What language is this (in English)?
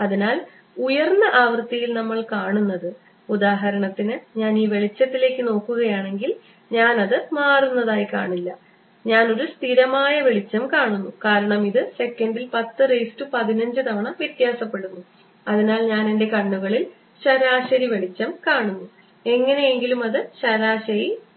Malayalam